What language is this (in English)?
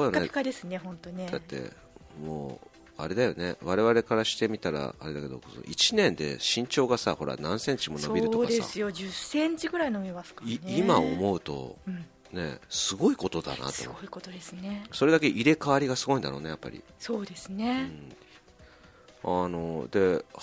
Japanese